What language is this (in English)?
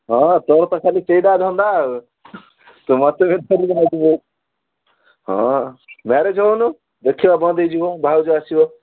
Odia